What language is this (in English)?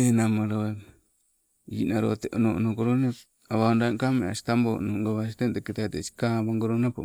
Sibe